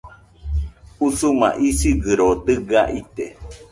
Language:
Nüpode Huitoto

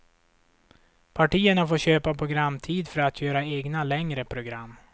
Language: Swedish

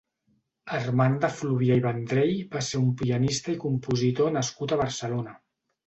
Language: Catalan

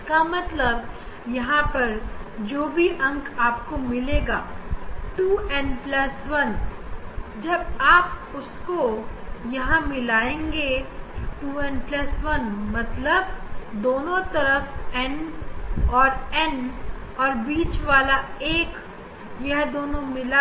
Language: Hindi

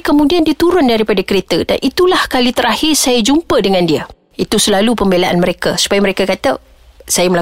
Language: Malay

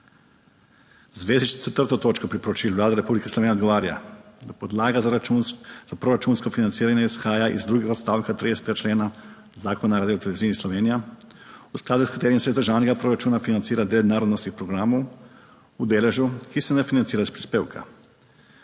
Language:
Slovenian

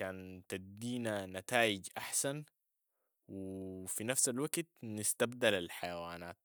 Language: Sudanese Arabic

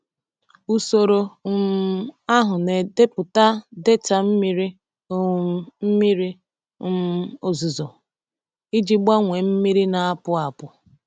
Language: Igbo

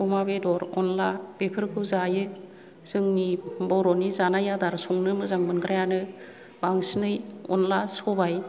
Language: Bodo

